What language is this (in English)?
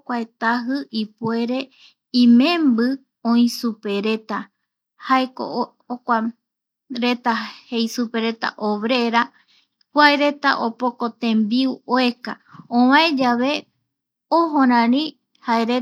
Eastern Bolivian Guaraní